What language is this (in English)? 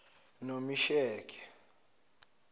Zulu